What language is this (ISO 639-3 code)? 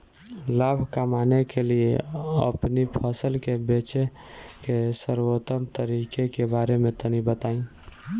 bho